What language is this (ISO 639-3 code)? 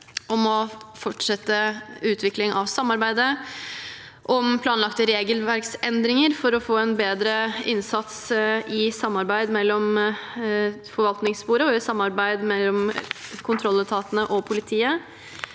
nor